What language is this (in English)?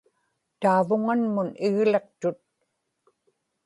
Inupiaq